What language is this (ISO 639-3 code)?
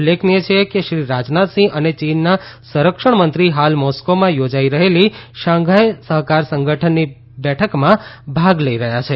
guj